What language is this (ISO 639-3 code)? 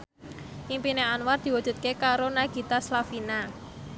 jav